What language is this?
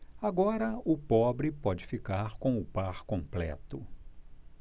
Portuguese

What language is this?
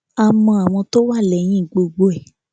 Yoruba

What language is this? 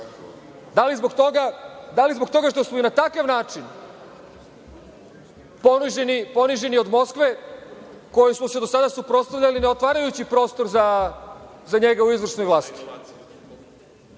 Serbian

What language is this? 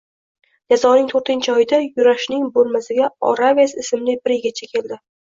Uzbek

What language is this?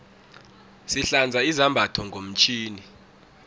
South Ndebele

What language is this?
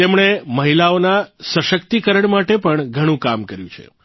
Gujarati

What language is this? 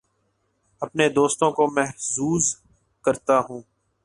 Urdu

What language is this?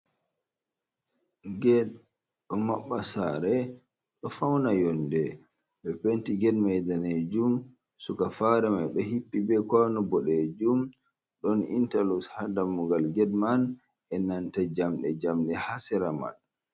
Fula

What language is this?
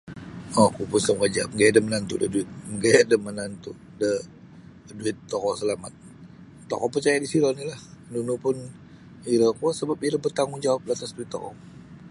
Sabah Bisaya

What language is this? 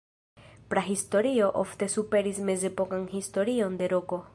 Esperanto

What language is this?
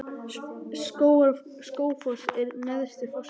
Icelandic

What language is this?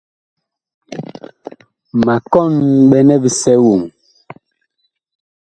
Bakoko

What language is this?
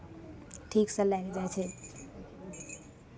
Maithili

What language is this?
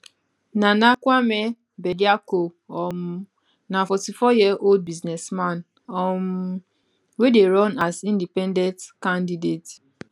Nigerian Pidgin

